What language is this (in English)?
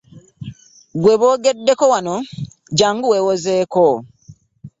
Ganda